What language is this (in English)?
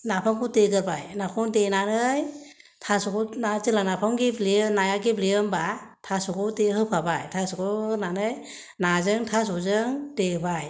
Bodo